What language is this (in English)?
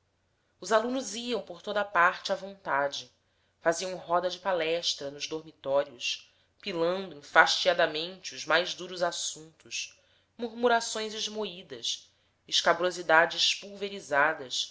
Portuguese